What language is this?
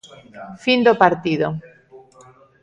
Galician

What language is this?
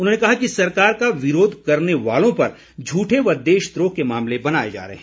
Hindi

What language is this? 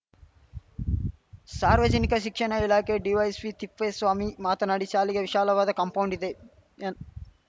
Kannada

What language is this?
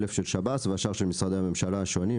Hebrew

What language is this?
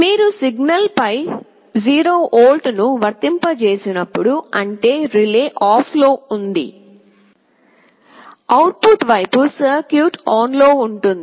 Telugu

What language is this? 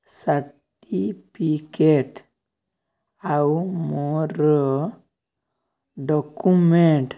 Odia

